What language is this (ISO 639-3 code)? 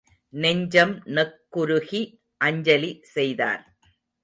tam